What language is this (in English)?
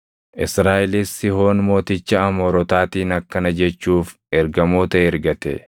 Oromo